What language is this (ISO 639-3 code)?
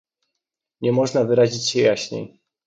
pol